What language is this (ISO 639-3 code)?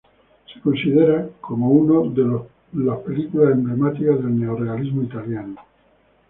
spa